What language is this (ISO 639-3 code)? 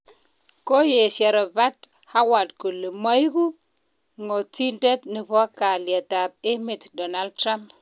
kln